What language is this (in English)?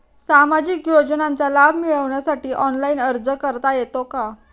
Marathi